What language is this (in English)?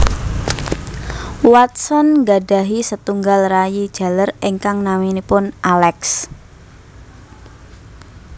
Javanese